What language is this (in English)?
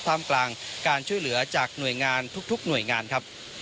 Thai